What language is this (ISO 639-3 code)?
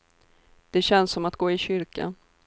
swe